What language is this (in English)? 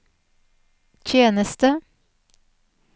Norwegian